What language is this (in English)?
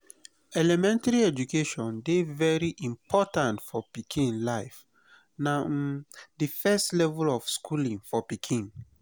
Nigerian Pidgin